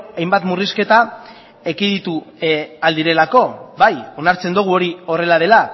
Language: Basque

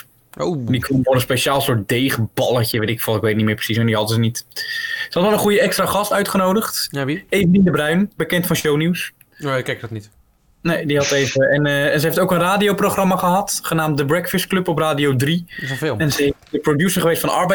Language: Dutch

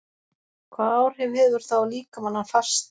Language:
Icelandic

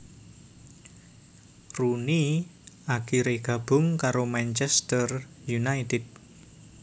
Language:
Javanese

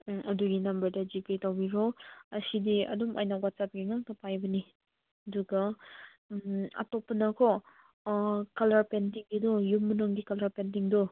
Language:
Manipuri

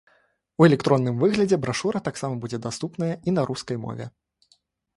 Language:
Belarusian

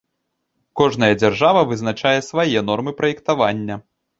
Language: Belarusian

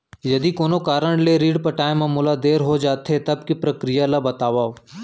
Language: Chhattisgarhi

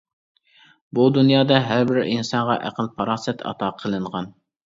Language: Uyghur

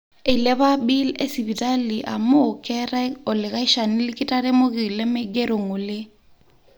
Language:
Masai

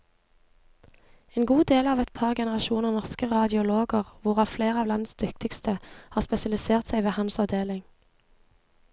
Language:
Norwegian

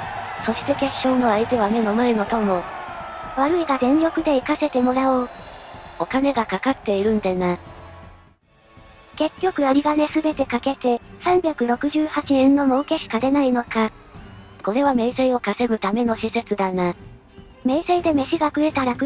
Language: Japanese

